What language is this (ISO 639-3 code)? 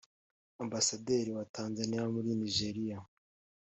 kin